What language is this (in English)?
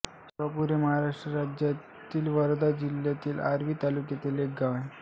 Marathi